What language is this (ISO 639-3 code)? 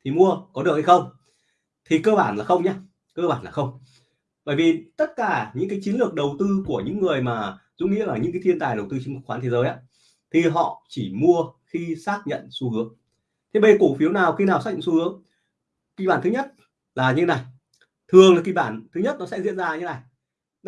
vie